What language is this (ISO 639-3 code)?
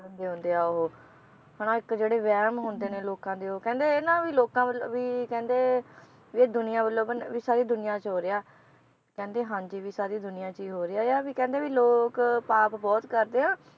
pan